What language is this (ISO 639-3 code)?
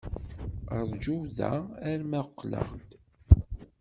kab